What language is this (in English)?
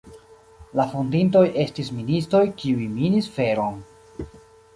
Esperanto